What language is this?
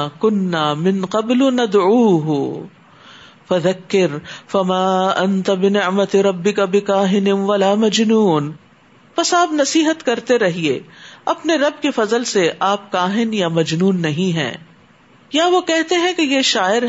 Urdu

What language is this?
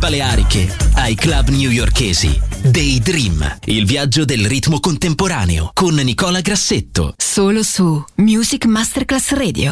Italian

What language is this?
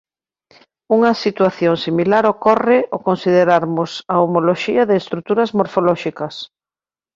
Galician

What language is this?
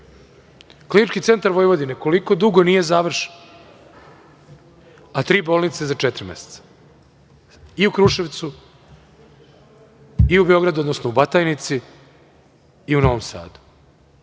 Serbian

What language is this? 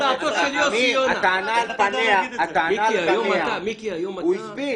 Hebrew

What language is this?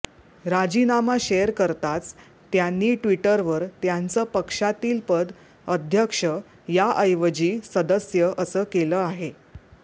Marathi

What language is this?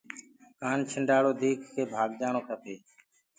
Gurgula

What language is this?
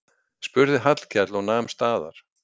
Icelandic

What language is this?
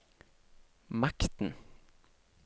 Norwegian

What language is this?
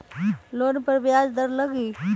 Magahi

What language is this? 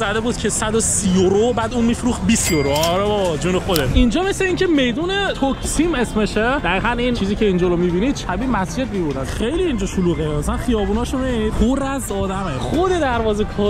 Persian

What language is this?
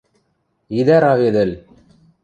Western Mari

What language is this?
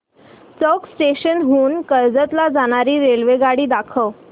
Marathi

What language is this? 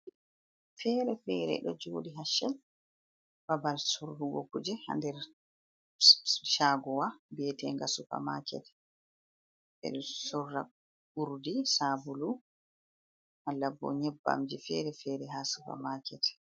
Fula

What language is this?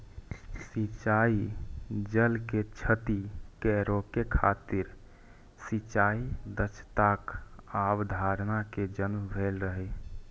Maithili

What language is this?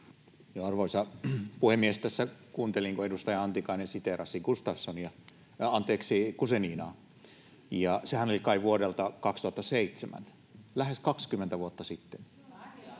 Finnish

